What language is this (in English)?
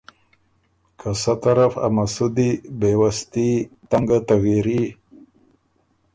Ormuri